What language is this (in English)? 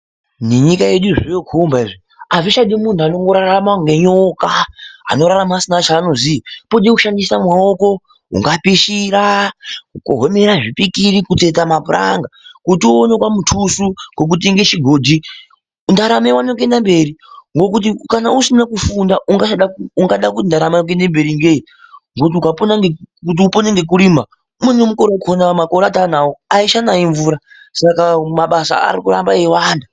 Ndau